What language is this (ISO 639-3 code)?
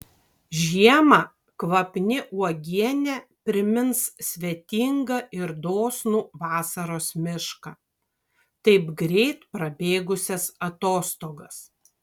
lit